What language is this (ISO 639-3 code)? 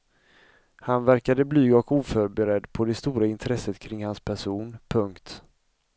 swe